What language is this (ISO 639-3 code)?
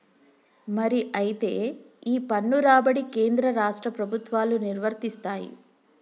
tel